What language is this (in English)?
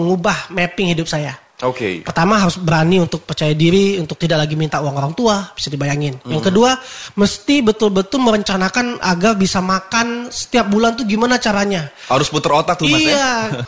Indonesian